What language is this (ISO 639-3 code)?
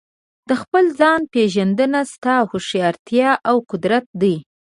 pus